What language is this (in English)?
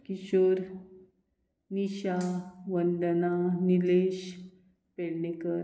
Konkani